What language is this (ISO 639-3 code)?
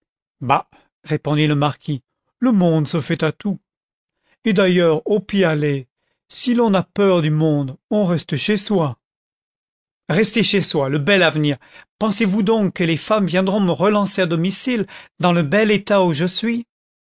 fra